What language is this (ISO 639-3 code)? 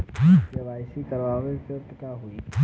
bho